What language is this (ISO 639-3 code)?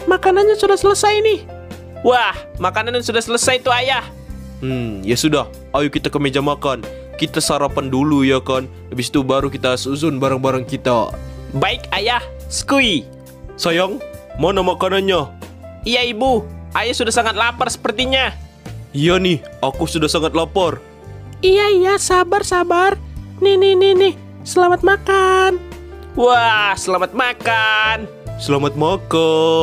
ind